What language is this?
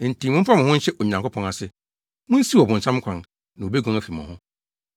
Akan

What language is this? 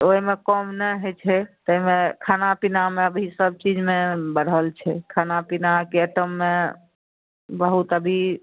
Maithili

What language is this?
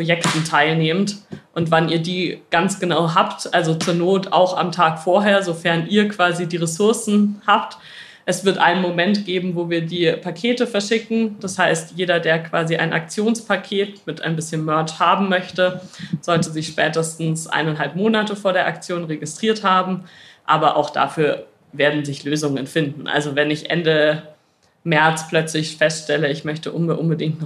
German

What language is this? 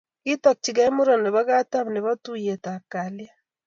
Kalenjin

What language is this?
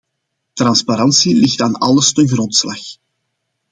Dutch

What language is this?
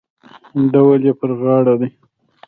Pashto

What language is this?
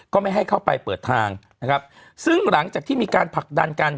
Thai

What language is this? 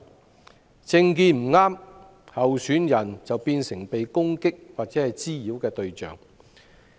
Cantonese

